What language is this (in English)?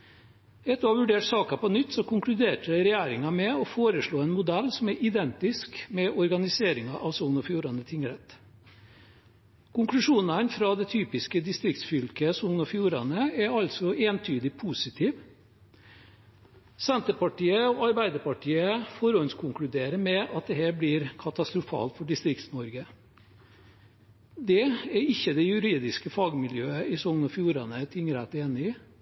Norwegian Nynorsk